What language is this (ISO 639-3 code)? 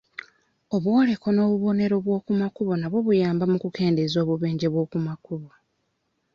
lug